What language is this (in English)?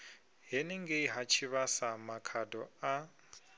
Venda